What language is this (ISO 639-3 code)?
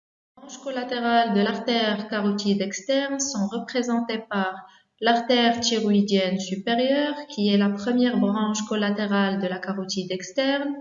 fra